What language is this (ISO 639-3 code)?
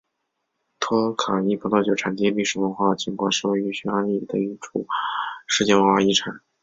zho